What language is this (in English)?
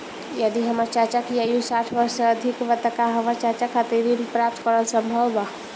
Bhojpuri